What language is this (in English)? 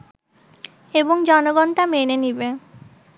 Bangla